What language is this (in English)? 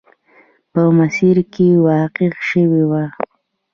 Pashto